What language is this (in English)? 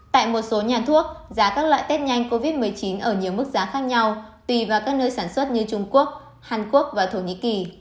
Vietnamese